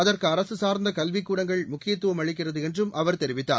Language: Tamil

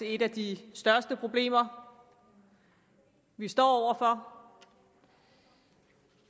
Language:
Danish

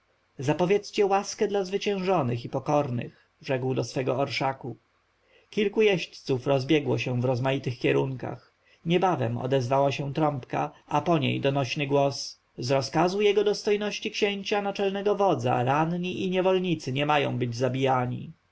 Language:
Polish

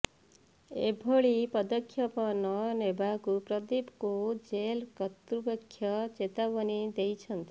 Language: Odia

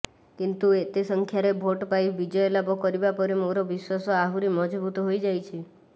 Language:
Odia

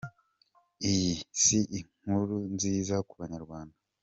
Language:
Kinyarwanda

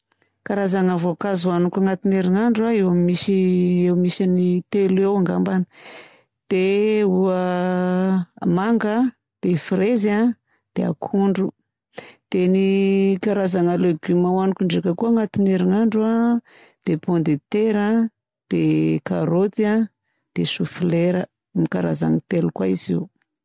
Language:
Southern Betsimisaraka Malagasy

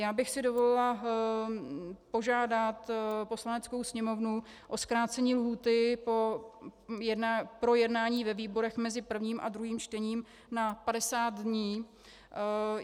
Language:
Czech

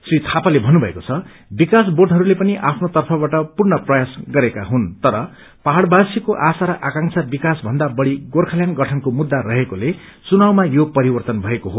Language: Nepali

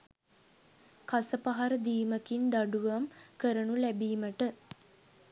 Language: Sinhala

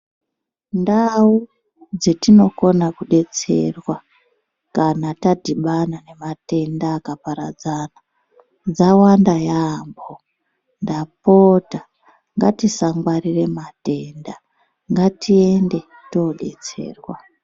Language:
Ndau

